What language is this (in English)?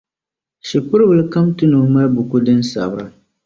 Dagbani